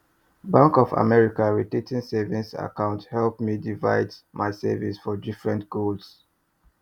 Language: Nigerian Pidgin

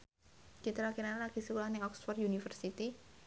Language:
Javanese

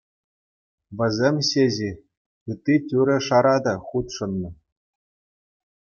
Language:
Chuvash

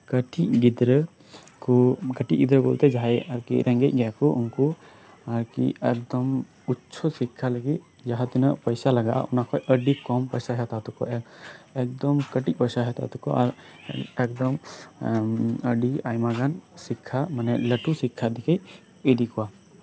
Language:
Santali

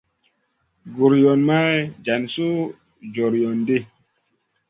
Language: Masana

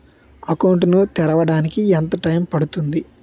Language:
Telugu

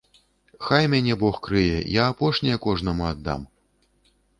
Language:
Belarusian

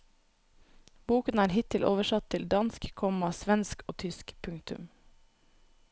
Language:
Norwegian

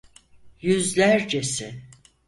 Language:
Turkish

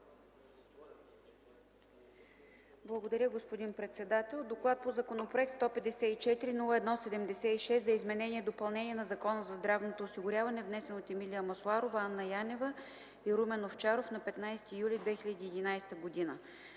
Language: Bulgarian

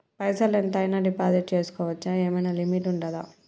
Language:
Telugu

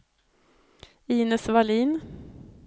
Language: Swedish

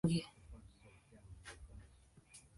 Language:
Swahili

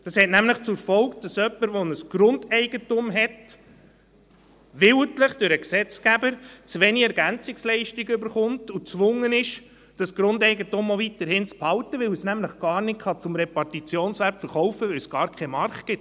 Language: Swiss German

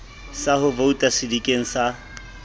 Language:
Southern Sotho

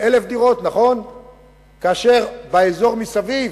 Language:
Hebrew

